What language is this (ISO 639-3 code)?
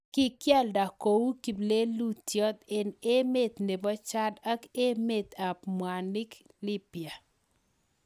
kln